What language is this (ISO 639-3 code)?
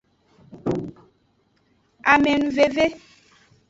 ajg